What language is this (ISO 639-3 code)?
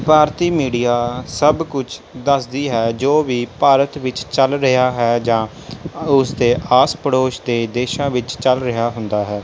pan